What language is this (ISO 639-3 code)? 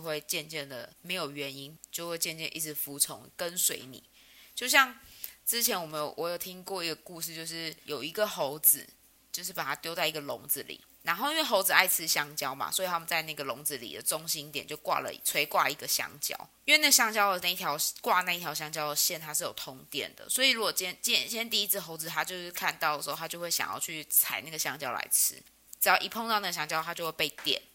zho